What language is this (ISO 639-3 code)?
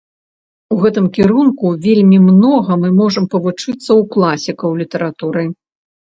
bel